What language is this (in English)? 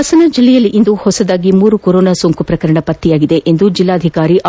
Kannada